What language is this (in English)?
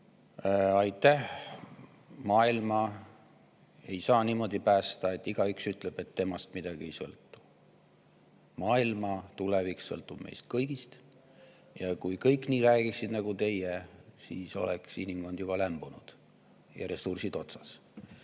Estonian